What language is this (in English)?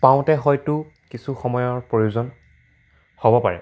Assamese